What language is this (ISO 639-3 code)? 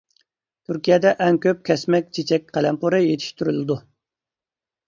uig